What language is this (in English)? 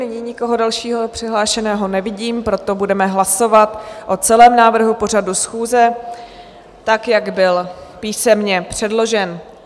Czech